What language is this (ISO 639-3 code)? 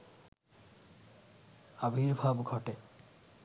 ben